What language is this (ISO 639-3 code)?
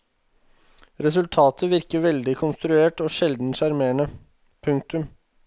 nor